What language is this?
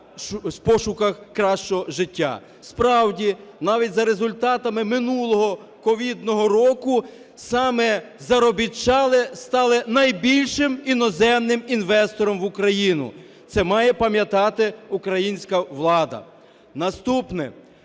Ukrainian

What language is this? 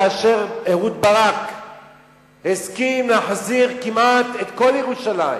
Hebrew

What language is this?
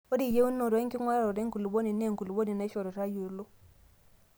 Masai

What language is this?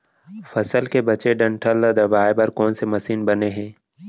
Chhattisgarhi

